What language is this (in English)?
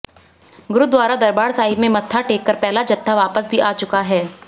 Hindi